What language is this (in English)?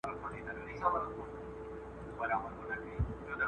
Pashto